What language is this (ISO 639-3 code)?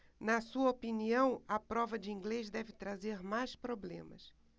por